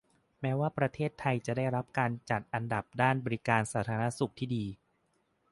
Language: Thai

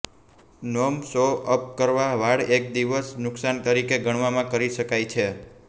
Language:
Gujarati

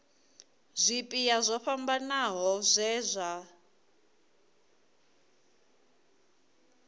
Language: Venda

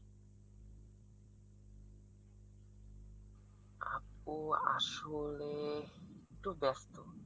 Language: Bangla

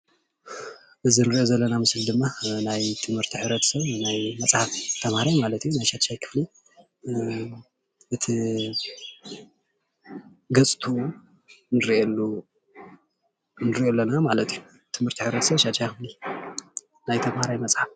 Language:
Tigrinya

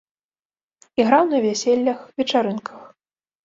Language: Belarusian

